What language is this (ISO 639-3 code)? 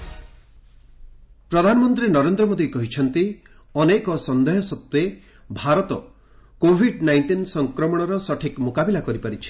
ori